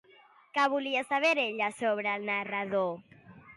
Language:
Catalan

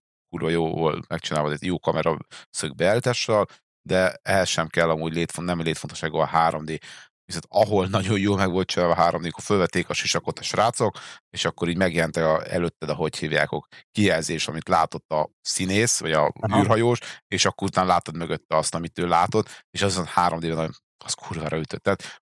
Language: Hungarian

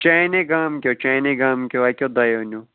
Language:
Kashmiri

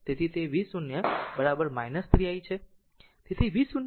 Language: Gujarati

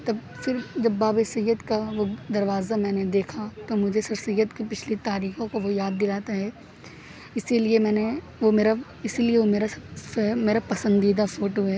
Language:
Urdu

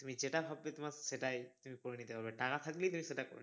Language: Bangla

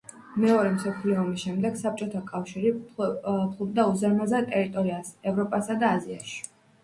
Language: Georgian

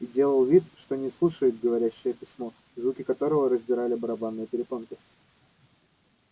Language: Russian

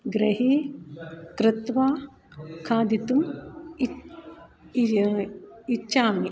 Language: Sanskrit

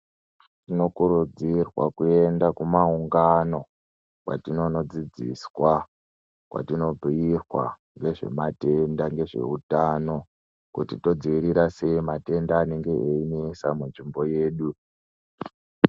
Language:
Ndau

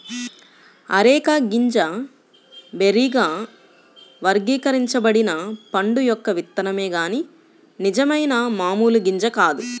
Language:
Telugu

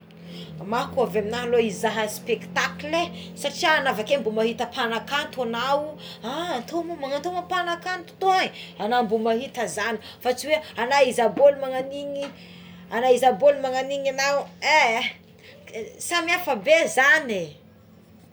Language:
Tsimihety Malagasy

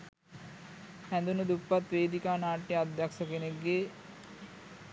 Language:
Sinhala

